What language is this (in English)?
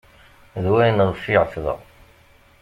Kabyle